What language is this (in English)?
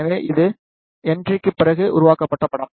Tamil